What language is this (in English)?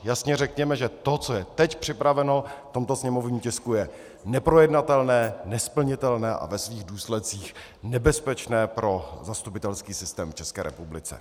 Czech